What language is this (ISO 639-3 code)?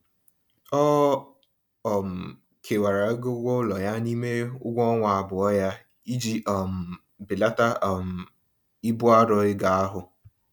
ibo